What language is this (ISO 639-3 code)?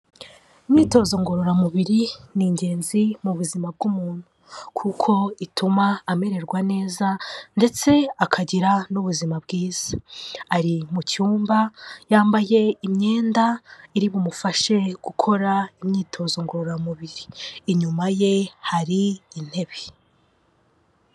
kin